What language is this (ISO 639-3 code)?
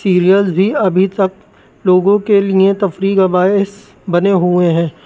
urd